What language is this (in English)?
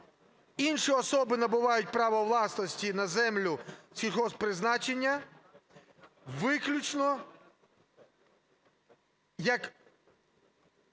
Ukrainian